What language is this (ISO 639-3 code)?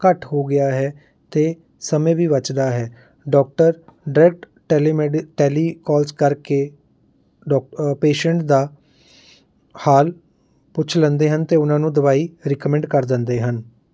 pan